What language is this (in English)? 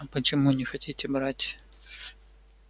Russian